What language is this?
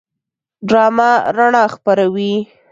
Pashto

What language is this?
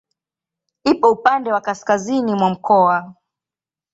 Swahili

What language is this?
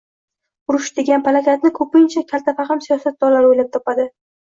Uzbek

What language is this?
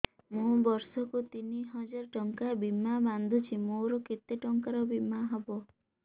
Odia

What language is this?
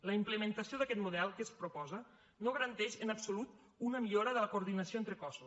Catalan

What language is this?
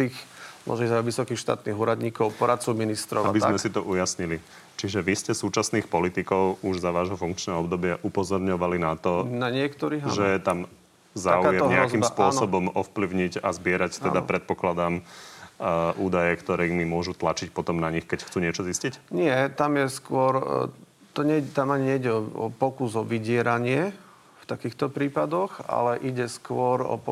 Slovak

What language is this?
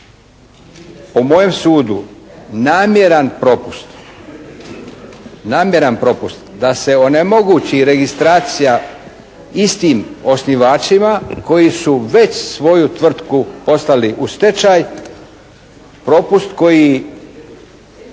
Croatian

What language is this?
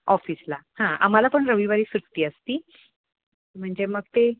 Marathi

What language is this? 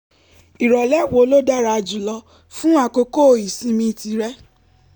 Yoruba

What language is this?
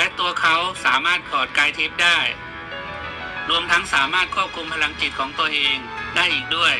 Thai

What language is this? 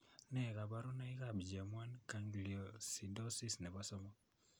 Kalenjin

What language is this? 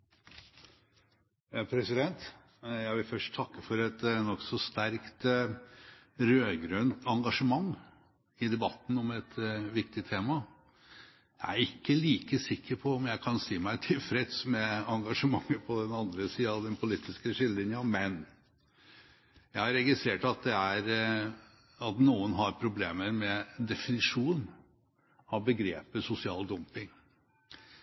Norwegian Bokmål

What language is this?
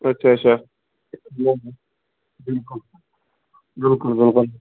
Kashmiri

